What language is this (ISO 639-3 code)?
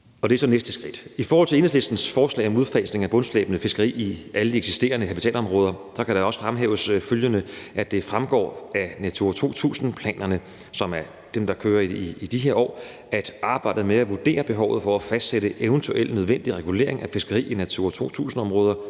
dan